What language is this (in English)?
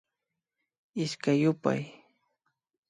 Imbabura Highland Quichua